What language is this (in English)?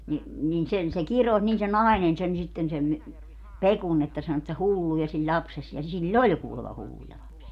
Finnish